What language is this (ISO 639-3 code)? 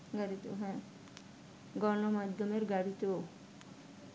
ben